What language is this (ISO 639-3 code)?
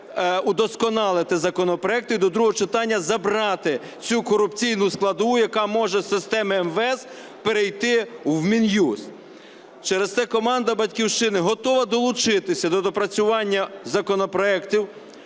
ukr